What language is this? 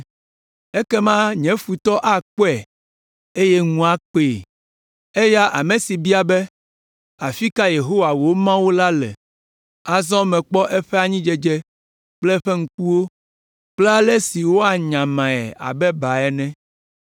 Ewe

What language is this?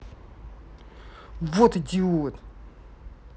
Russian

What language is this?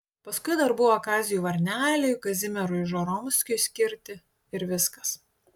Lithuanian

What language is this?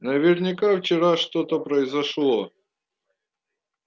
Russian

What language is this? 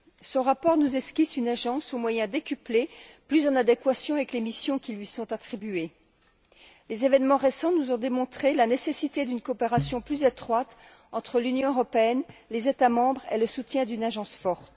French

